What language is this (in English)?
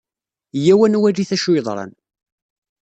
Kabyle